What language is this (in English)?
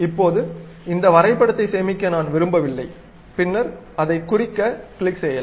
Tamil